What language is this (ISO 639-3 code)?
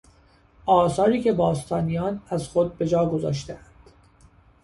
fas